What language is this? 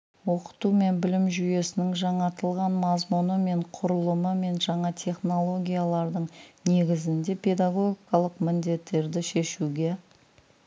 Kazakh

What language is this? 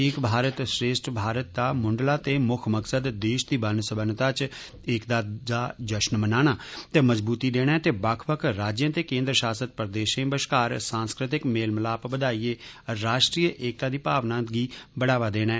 Dogri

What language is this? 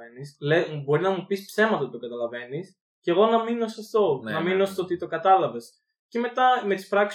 Greek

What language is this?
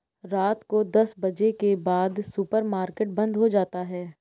Hindi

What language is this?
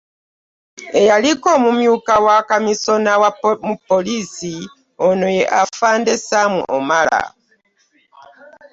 Ganda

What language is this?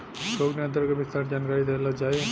Bhojpuri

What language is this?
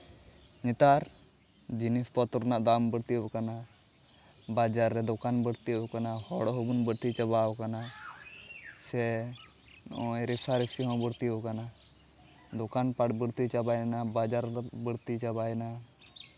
Santali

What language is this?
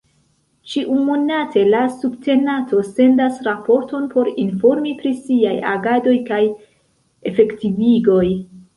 Esperanto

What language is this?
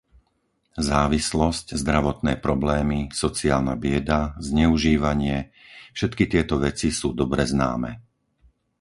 Slovak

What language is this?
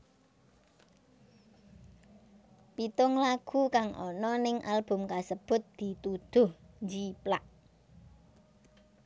Javanese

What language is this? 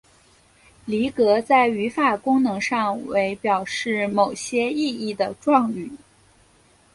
Chinese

